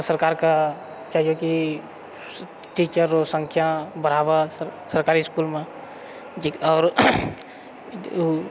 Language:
Maithili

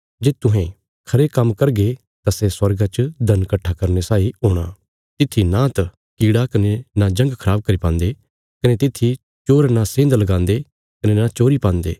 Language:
Bilaspuri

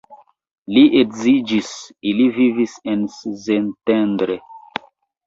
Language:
Esperanto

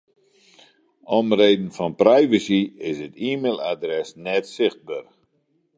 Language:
Western Frisian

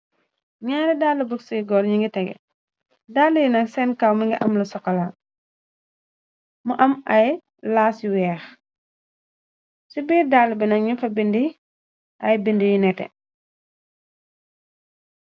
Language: Wolof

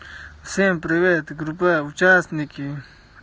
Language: Russian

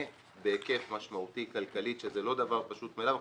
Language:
Hebrew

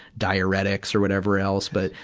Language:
English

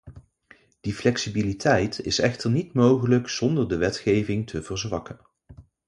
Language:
Dutch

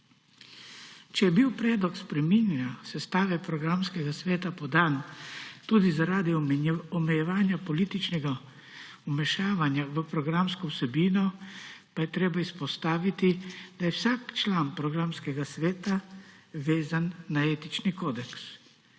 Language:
Slovenian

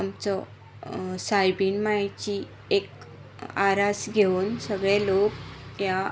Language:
Konkani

